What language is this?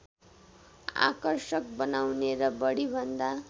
Nepali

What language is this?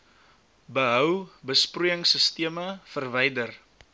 Afrikaans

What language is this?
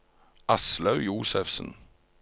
Norwegian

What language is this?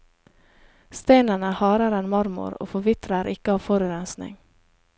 Norwegian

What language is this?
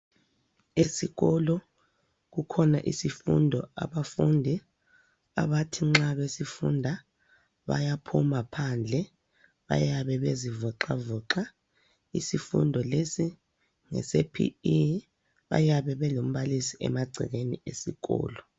North Ndebele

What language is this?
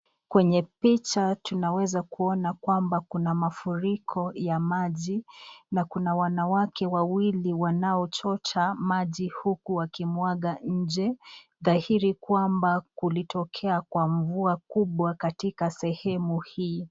Swahili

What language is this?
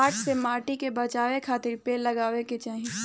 Bhojpuri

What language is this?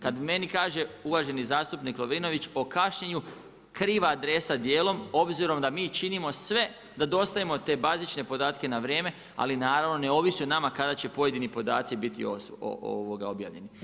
Croatian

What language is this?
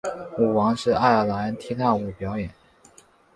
Chinese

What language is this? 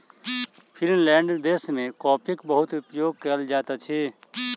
Maithili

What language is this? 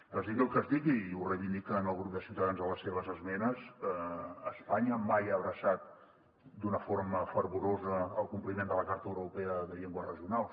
Catalan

